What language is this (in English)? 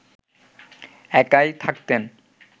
Bangla